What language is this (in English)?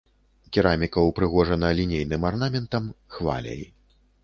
Belarusian